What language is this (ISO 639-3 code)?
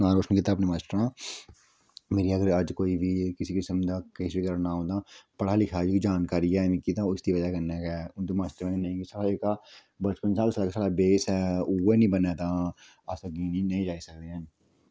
doi